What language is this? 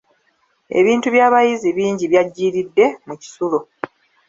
Ganda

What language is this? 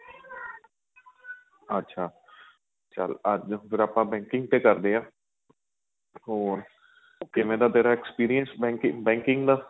Punjabi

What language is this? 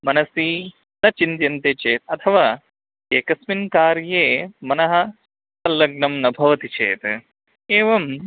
Sanskrit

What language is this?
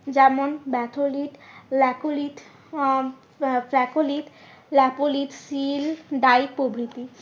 Bangla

